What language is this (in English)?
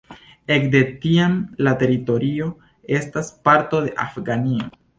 Esperanto